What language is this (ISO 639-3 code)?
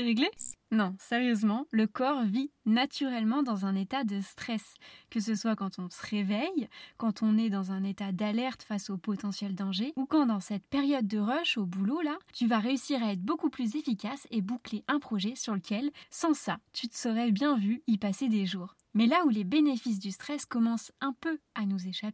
fra